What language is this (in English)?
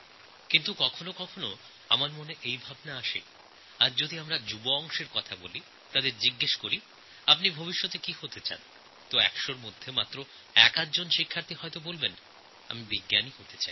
Bangla